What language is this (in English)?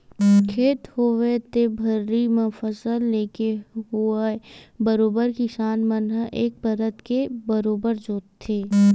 Chhattisgarhi